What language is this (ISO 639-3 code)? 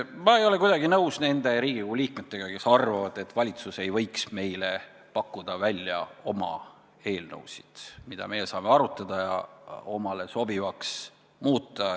est